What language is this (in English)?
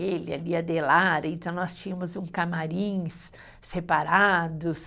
Portuguese